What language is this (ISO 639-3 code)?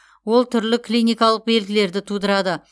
kaz